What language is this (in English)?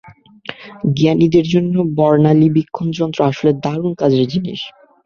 Bangla